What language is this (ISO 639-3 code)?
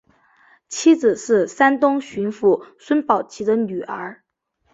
zho